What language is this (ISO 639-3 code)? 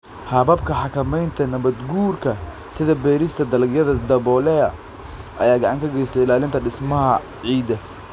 som